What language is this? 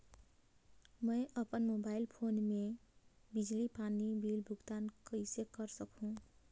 Chhattisgarhi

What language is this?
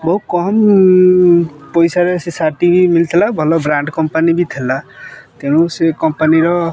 Odia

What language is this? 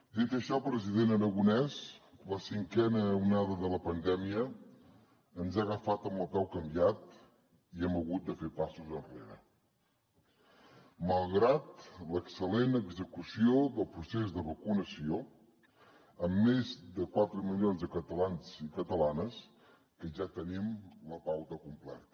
Catalan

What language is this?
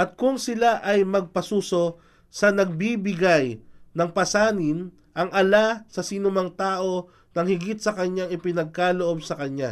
Filipino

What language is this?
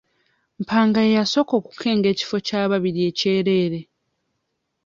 Ganda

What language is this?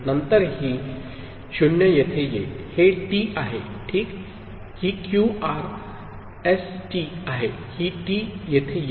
Marathi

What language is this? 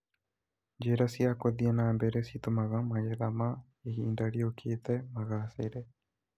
Kikuyu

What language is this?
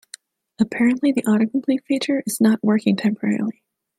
English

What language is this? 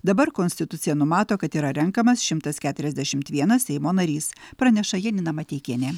Lithuanian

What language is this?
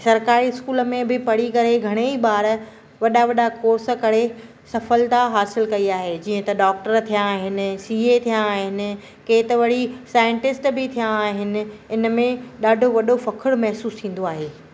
Sindhi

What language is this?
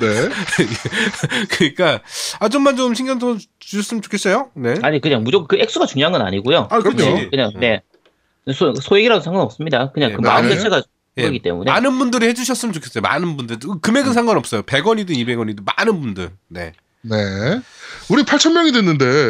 Korean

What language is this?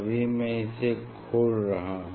Hindi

